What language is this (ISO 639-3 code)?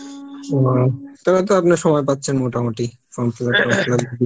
ben